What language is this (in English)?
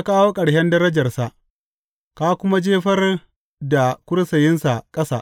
Hausa